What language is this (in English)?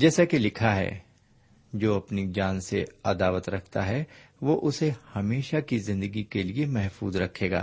Urdu